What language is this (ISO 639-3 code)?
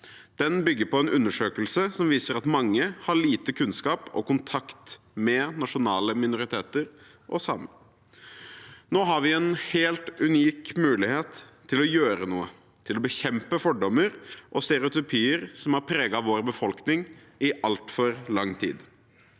nor